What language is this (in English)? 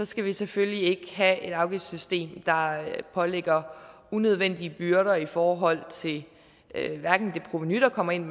Danish